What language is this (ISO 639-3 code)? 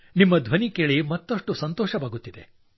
kan